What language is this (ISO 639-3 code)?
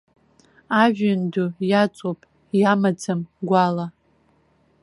abk